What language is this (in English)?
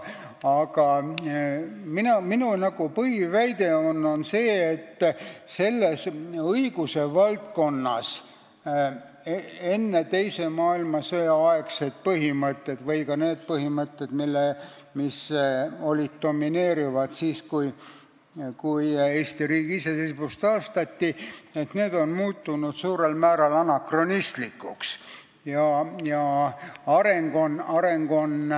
Estonian